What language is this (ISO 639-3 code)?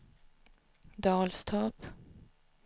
swe